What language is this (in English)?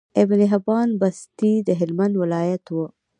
Pashto